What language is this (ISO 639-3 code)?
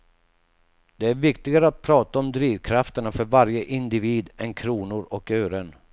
swe